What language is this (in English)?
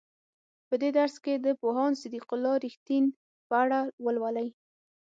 Pashto